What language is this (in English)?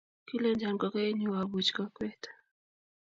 Kalenjin